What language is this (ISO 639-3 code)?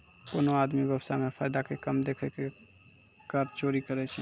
mai